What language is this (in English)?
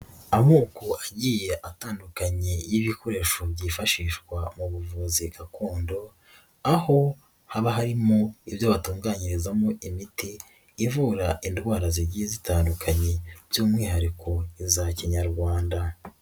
Kinyarwanda